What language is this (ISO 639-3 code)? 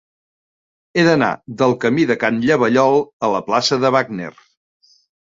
cat